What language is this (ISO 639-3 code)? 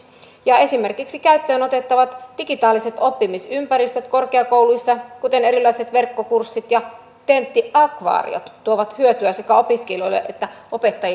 fin